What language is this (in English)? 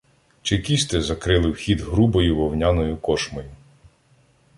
Ukrainian